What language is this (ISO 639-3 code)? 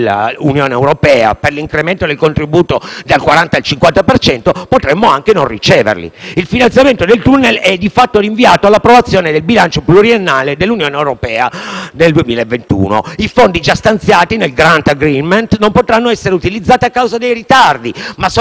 ita